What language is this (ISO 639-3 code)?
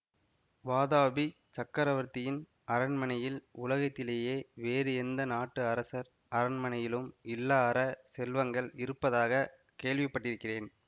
tam